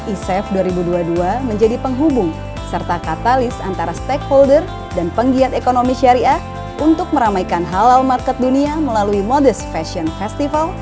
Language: Indonesian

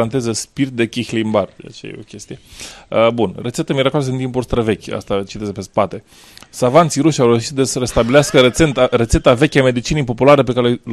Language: Romanian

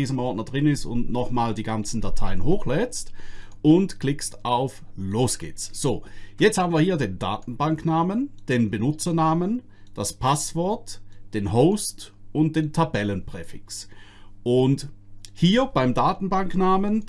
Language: German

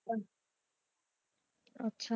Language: Punjabi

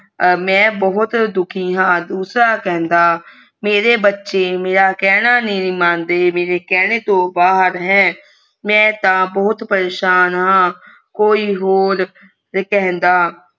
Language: Punjabi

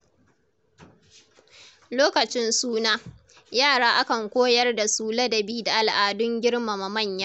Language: Hausa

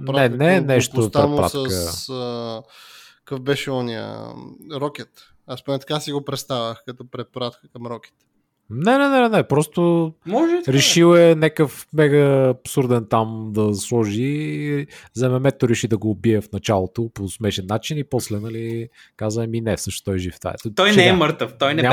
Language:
Bulgarian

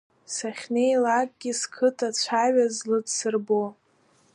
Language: Abkhazian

